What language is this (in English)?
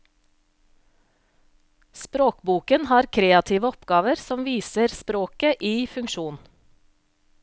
Norwegian